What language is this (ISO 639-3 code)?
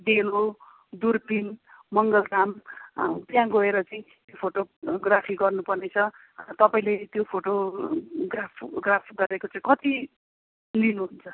nep